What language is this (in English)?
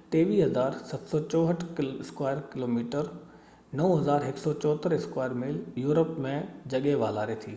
Sindhi